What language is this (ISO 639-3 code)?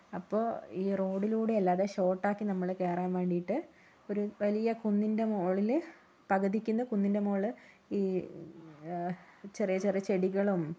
mal